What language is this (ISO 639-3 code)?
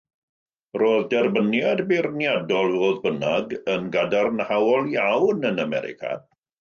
cym